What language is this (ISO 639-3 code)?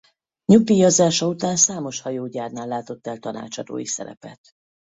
hun